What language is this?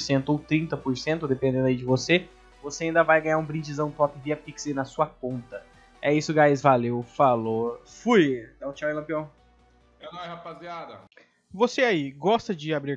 Portuguese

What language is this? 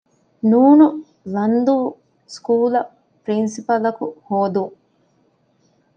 Divehi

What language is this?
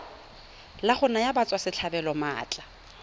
Tswana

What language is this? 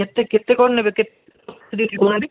Odia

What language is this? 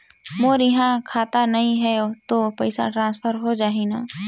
Chhattisgarhi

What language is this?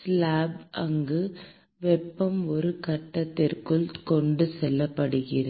Tamil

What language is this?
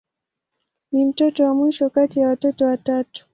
Swahili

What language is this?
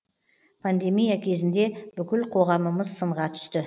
Kazakh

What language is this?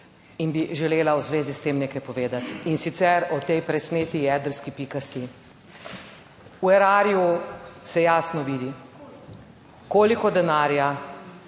Slovenian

